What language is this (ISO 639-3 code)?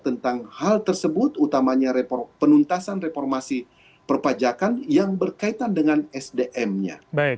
ind